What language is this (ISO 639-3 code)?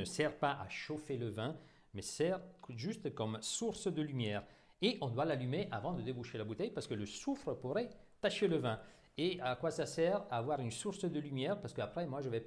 fra